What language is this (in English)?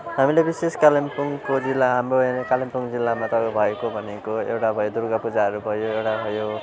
Nepali